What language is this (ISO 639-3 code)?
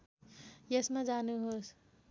nep